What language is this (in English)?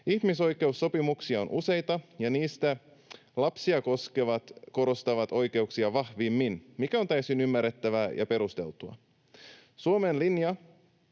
Finnish